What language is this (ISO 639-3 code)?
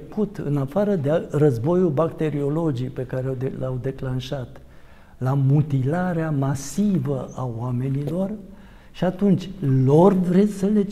ron